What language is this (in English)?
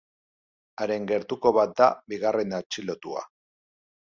Basque